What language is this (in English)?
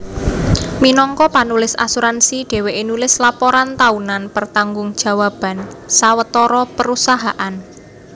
Javanese